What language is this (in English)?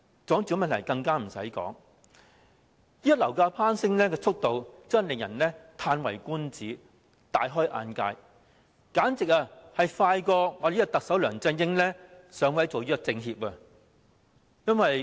Cantonese